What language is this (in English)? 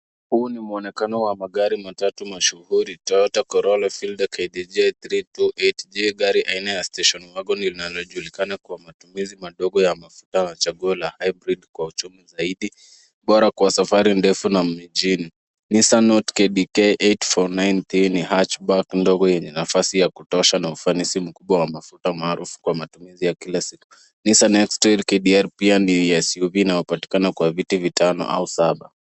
Swahili